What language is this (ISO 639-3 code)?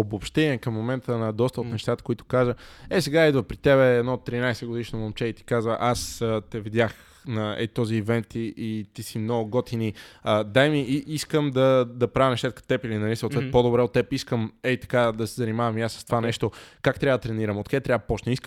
bul